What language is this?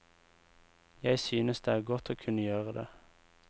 Norwegian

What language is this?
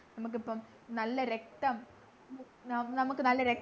Malayalam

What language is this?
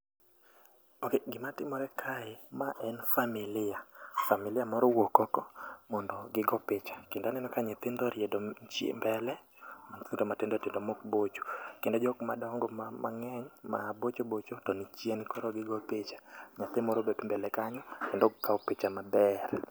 Luo (Kenya and Tanzania)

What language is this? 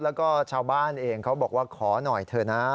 Thai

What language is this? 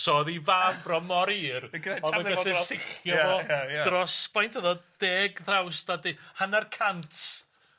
Welsh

